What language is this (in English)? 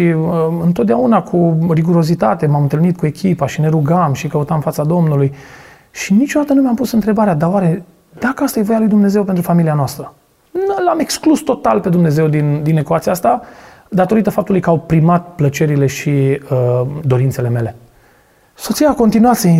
Romanian